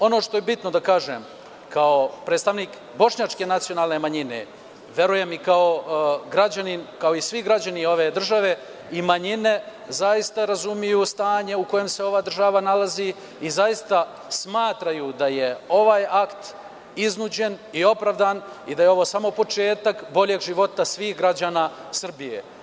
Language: Serbian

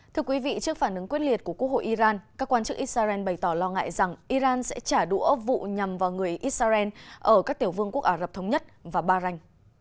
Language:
Vietnamese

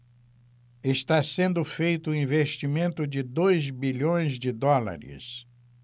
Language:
Portuguese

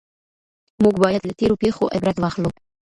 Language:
Pashto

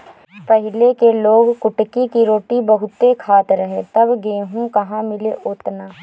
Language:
Bhojpuri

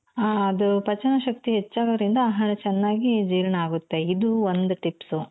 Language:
Kannada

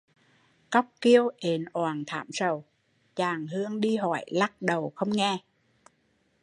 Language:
Vietnamese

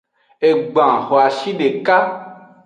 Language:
Aja (Benin)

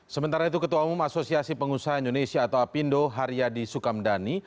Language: Indonesian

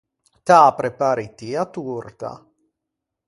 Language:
Ligurian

